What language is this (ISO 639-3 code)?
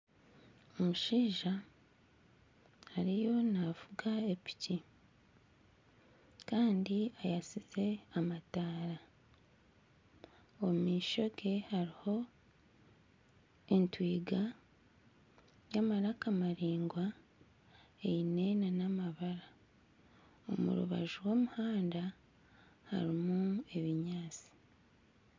nyn